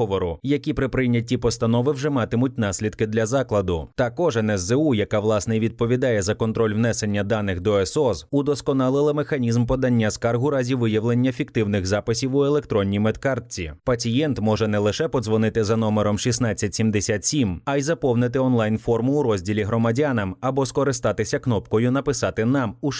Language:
Ukrainian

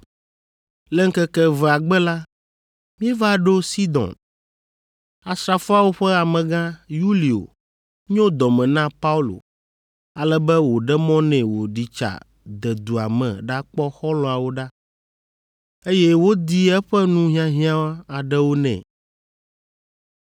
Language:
Ewe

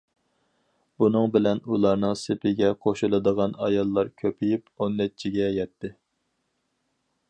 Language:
Uyghur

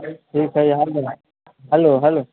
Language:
Maithili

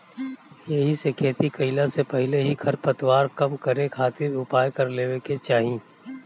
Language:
Bhojpuri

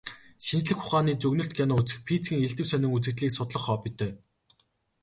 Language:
Mongolian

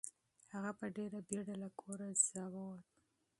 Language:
Pashto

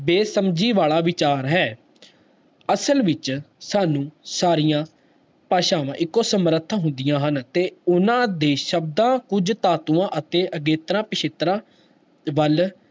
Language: Punjabi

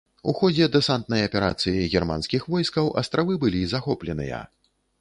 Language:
Belarusian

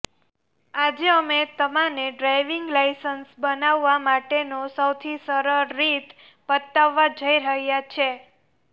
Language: Gujarati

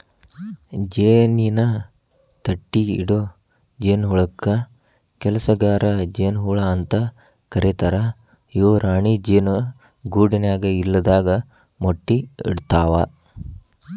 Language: Kannada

